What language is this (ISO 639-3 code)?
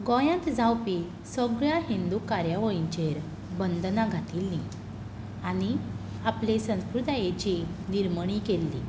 kok